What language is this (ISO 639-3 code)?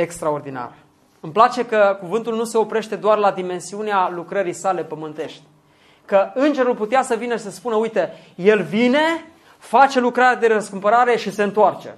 ron